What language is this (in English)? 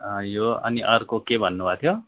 Nepali